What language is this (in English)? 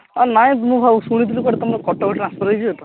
Odia